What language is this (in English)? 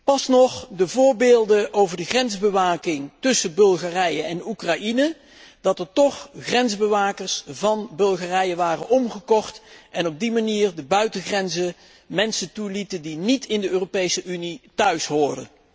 Dutch